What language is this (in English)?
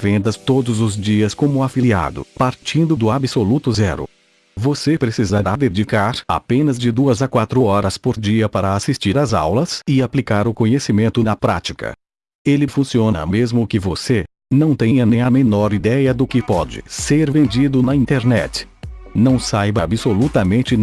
Portuguese